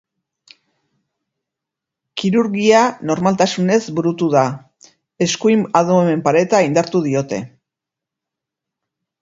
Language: Basque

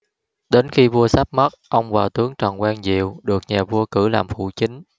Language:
Vietnamese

